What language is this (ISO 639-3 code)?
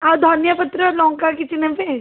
ori